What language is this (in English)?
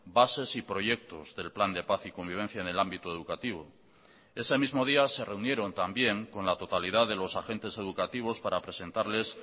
Spanish